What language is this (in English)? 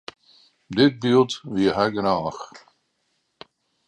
Western Frisian